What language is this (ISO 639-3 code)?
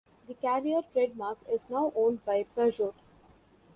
eng